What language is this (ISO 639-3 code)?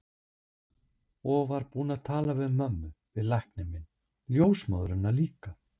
isl